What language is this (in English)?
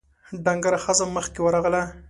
Pashto